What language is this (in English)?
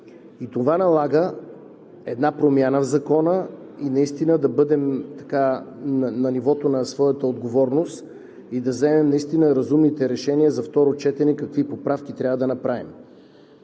Bulgarian